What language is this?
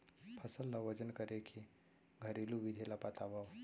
Chhattisgarhi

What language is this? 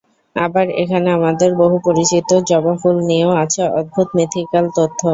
Bangla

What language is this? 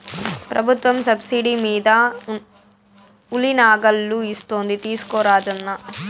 Telugu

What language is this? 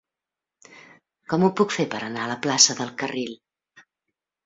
Catalan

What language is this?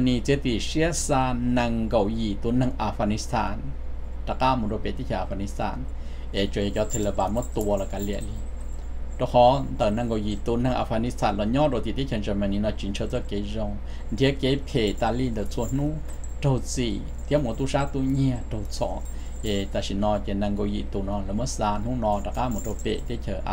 Thai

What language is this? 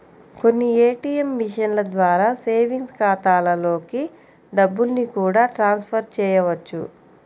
Telugu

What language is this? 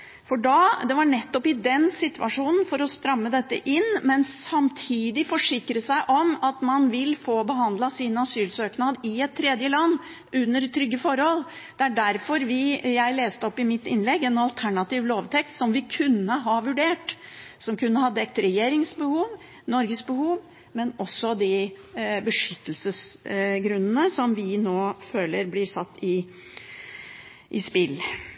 Norwegian Bokmål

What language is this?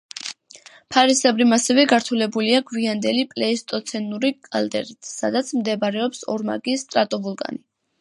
Georgian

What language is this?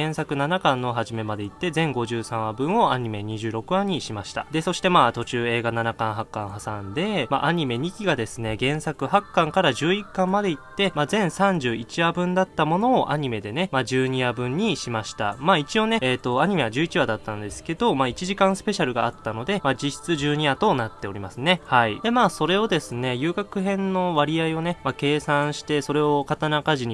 Japanese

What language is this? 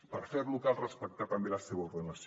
Catalan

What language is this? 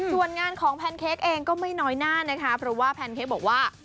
Thai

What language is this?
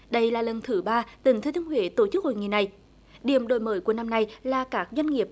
Vietnamese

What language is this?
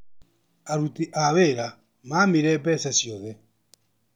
Kikuyu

